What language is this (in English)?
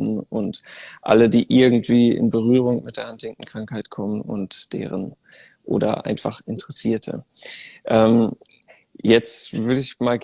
German